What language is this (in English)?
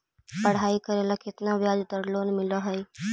Magahi